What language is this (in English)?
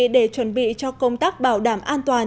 Vietnamese